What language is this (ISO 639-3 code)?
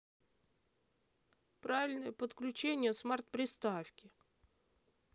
rus